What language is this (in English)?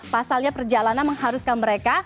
Indonesian